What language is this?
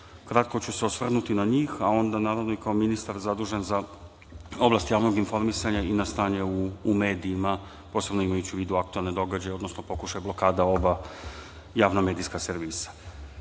Serbian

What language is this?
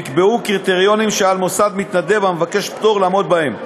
Hebrew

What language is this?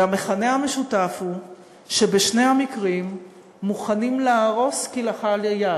Hebrew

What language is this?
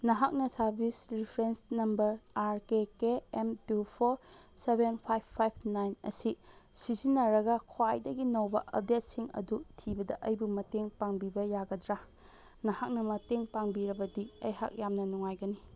Manipuri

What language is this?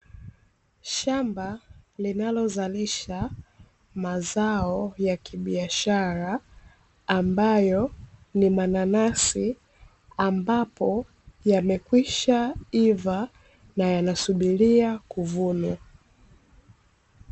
Swahili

